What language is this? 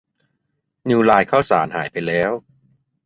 Thai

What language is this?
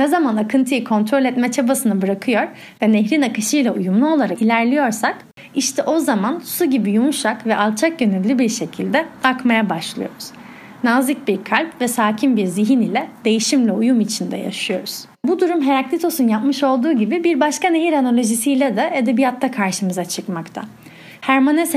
Turkish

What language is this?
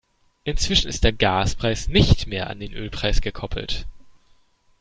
German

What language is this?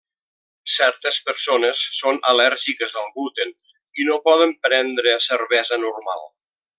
Catalan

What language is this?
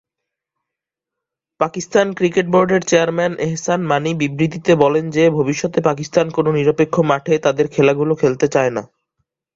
Bangla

